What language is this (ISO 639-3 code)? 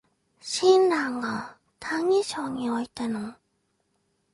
jpn